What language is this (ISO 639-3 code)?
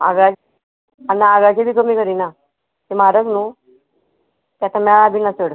kok